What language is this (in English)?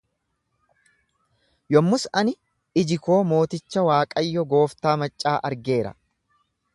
Oromo